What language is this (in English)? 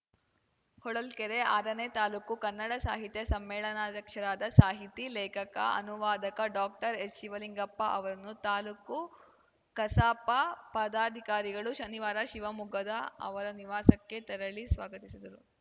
Kannada